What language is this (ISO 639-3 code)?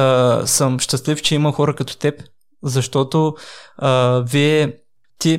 bul